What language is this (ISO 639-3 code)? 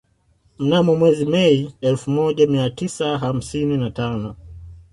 swa